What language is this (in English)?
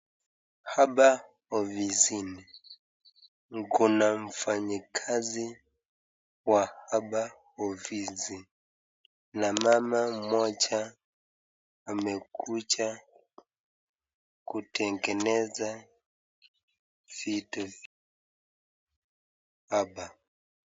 Swahili